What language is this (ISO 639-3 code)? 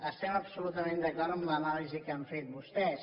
cat